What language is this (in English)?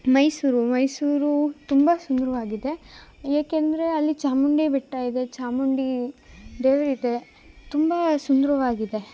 Kannada